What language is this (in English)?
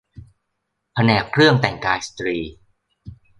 Thai